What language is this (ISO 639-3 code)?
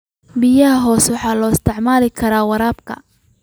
som